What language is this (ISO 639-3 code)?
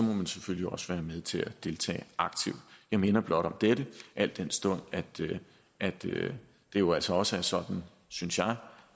dan